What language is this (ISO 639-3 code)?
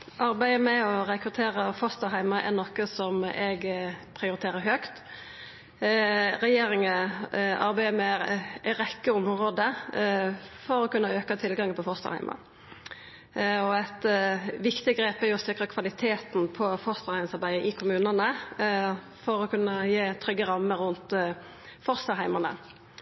nno